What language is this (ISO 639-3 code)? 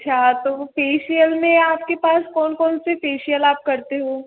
hin